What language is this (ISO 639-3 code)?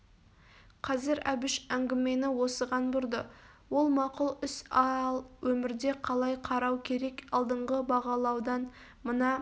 kaz